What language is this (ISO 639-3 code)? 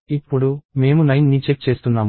tel